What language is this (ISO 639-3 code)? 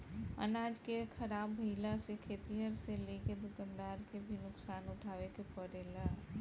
bho